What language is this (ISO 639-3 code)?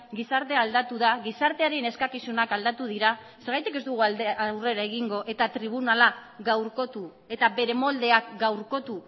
eus